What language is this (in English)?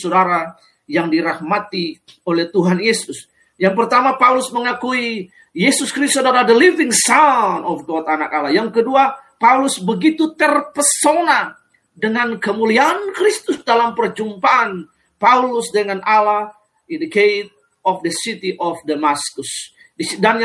Indonesian